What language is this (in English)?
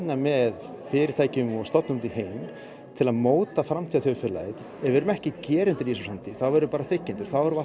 Icelandic